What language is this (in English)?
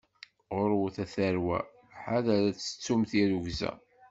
Kabyle